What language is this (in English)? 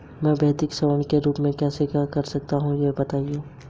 Hindi